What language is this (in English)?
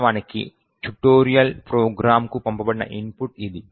Telugu